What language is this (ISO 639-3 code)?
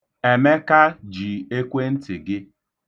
ibo